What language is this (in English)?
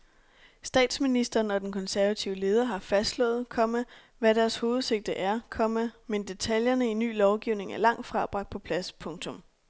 Danish